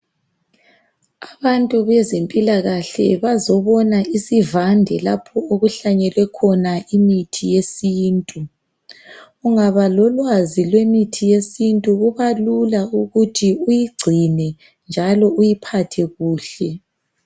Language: North Ndebele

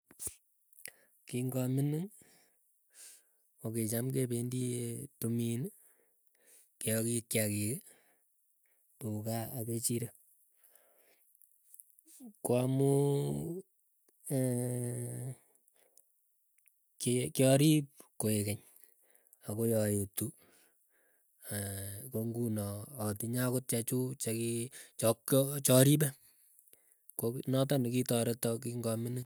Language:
Keiyo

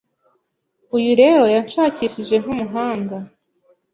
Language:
Kinyarwanda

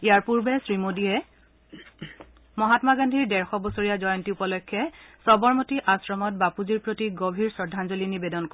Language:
Assamese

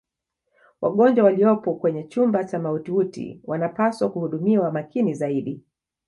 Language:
Swahili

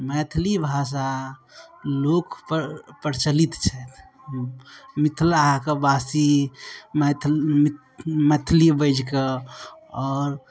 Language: Maithili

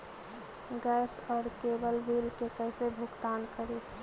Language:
Magahi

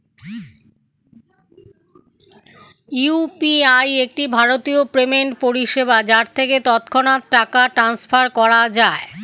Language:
Bangla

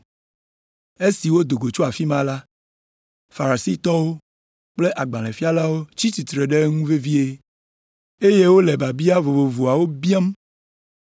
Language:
Ewe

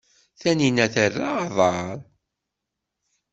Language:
Kabyle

